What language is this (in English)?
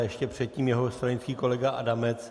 Czech